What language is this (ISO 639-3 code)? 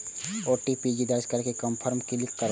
mai